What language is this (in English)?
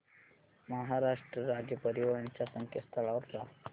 Marathi